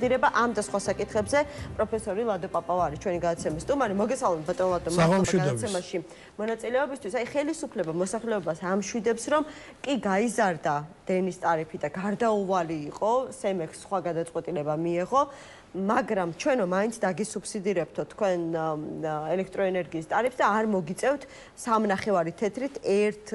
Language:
Turkish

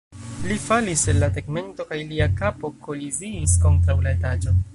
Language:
Esperanto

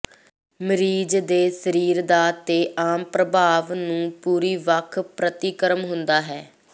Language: Punjabi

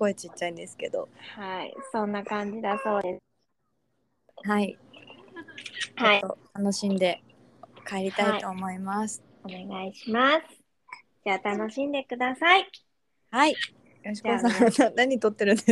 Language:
Japanese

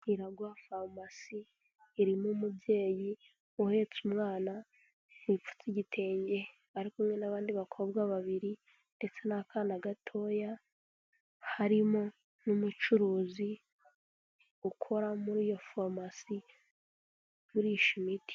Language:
Kinyarwanda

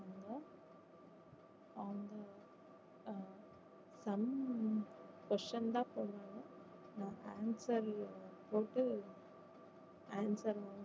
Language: Tamil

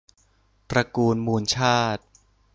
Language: Thai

